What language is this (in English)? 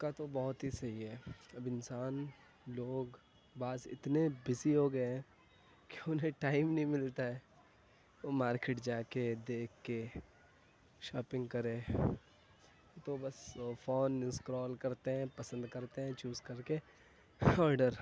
Urdu